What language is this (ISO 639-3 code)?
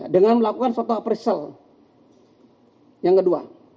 ind